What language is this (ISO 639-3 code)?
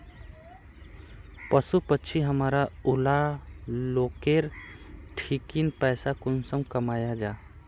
mag